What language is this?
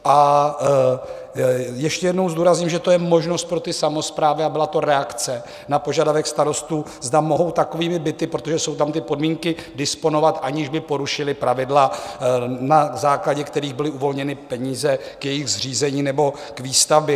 Czech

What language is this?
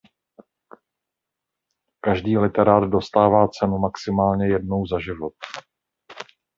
Czech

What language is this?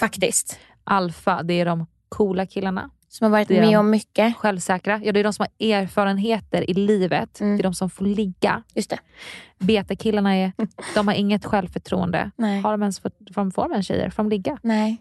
Swedish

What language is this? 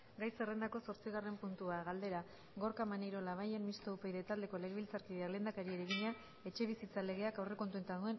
Basque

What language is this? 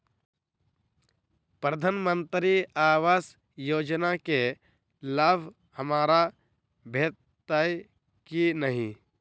Maithili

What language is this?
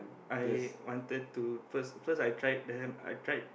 English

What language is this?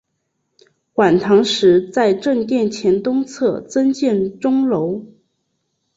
Chinese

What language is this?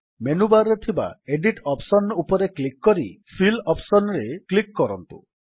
Odia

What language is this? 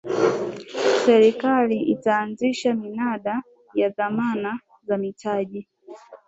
Swahili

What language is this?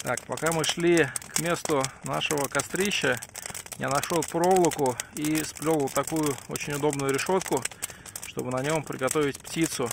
Russian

